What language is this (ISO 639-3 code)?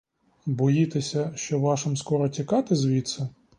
ukr